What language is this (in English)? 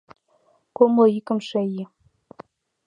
Mari